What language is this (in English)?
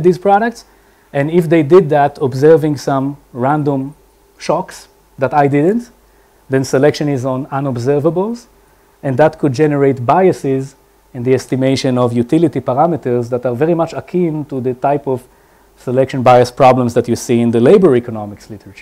English